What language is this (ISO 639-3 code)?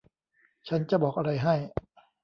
tha